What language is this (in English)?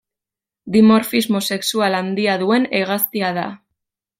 Basque